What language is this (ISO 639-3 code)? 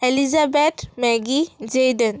asm